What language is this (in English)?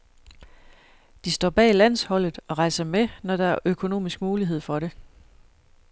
Danish